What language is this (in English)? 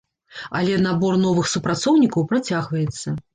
Belarusian